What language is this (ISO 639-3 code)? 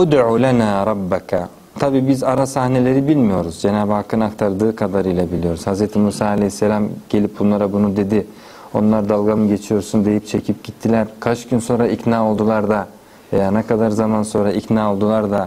tur